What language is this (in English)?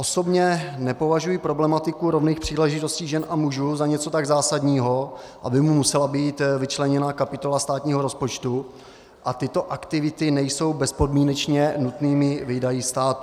Czech